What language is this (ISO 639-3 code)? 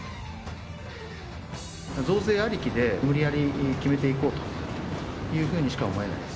jpn